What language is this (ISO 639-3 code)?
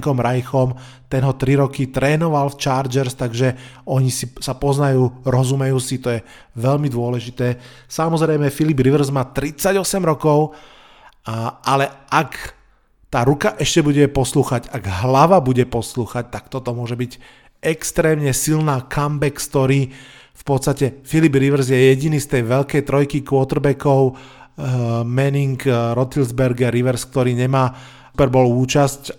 slk